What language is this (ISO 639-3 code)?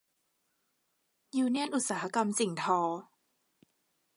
tha